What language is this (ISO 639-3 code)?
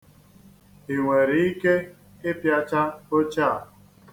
ibo